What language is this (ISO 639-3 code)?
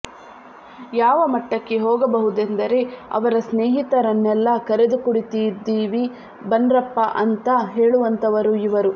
kan